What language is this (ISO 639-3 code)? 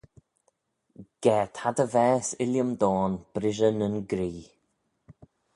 glv